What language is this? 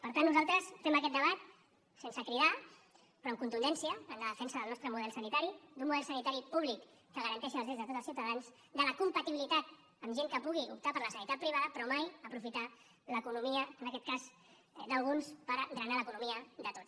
Catalan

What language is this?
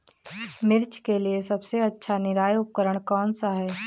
Hindi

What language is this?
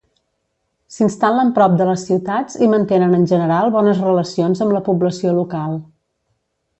Catalan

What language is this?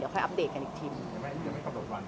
Thai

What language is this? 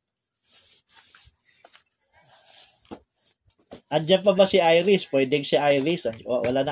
Filipino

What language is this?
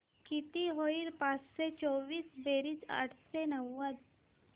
Marathi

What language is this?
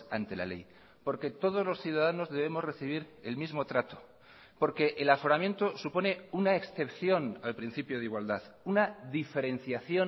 Spanish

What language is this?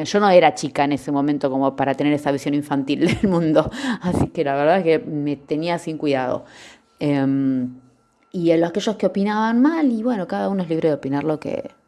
Spanish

